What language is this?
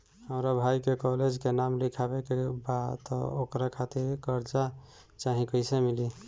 Bhojpuri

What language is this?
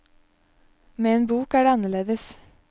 Norwegian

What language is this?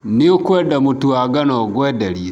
Kikuyu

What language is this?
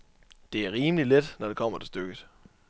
Danish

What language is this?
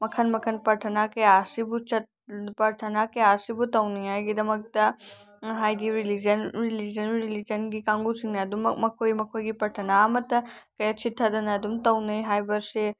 Manipuri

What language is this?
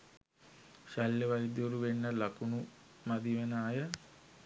Sinhala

